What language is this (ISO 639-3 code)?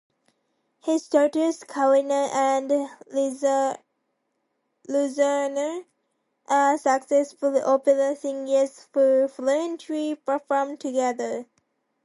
eng